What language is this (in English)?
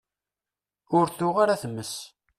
Kabyle